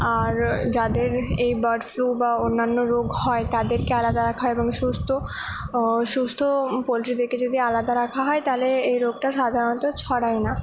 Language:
Bangla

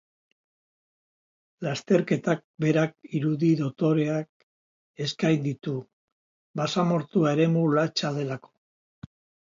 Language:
Basque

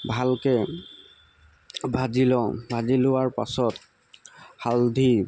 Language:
Assamese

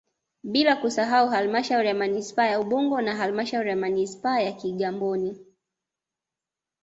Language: Swahili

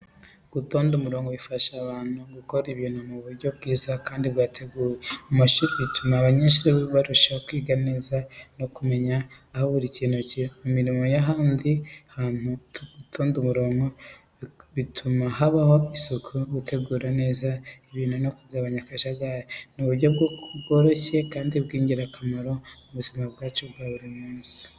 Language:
Kinyarwanda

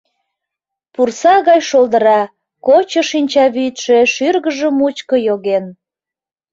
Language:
Mari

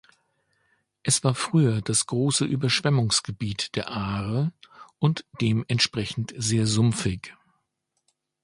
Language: German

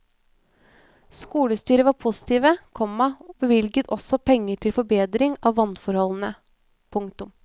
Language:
Norwegian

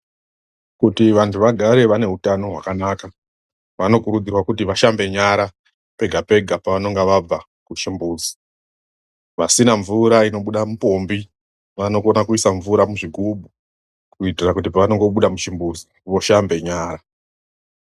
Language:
Ndau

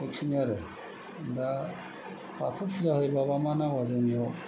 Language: Bodo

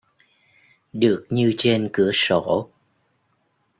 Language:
Vietnamese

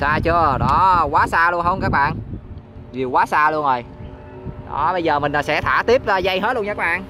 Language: Vietnamese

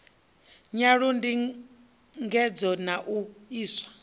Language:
Venda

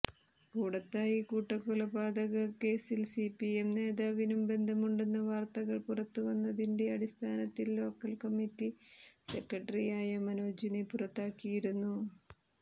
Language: Malayalam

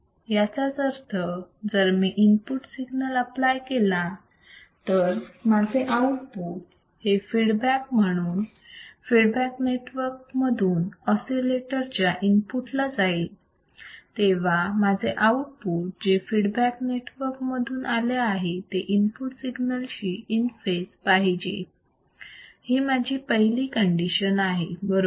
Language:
Marathi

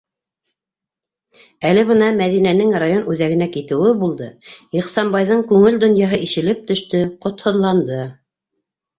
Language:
Bashkir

